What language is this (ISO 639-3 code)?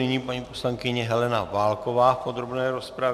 ces